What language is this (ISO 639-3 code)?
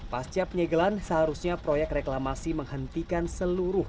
ind